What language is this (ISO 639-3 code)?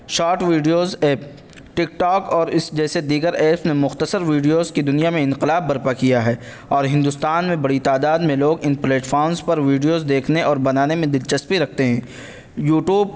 urd